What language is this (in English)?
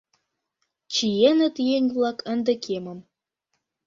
Mari